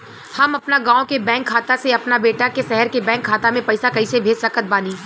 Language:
Bhojpuri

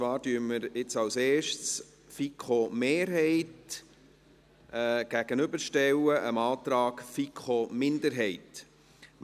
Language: Swiss German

